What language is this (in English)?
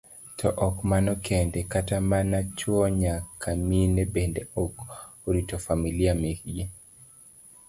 Luo (Kenya and Tanzania)